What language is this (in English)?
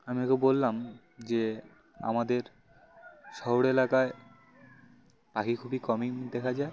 Bangla